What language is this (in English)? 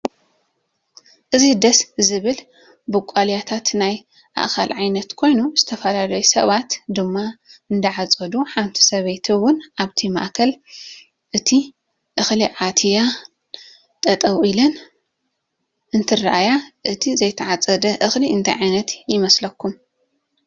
Tigrinya